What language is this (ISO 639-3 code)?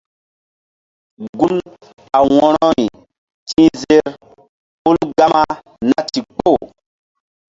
mdd